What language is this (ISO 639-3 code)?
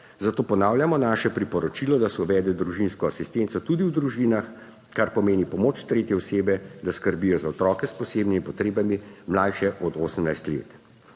slv